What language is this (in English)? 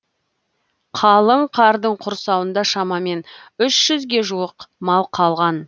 Kazakh